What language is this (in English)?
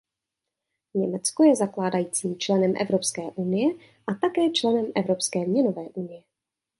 Czech